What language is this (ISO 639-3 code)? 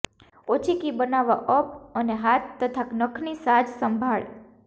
guj